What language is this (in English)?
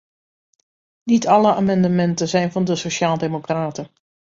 Dutch